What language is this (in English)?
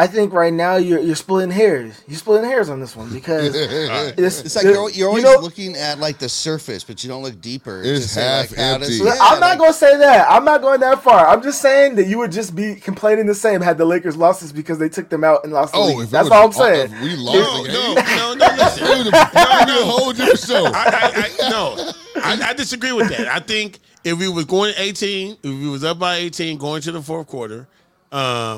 English